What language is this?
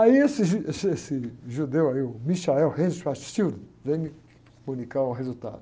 Portuguese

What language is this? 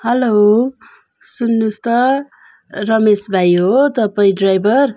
Nepali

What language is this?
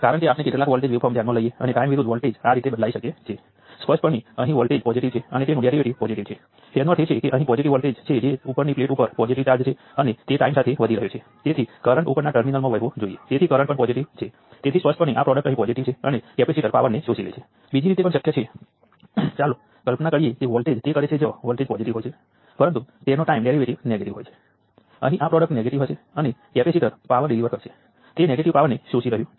Gujarati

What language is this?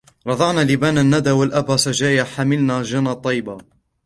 Arabic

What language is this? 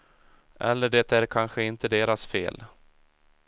Swedish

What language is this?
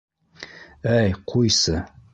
Bashkir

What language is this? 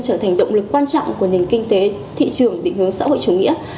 Vietnamese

